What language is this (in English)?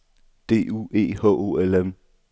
Danish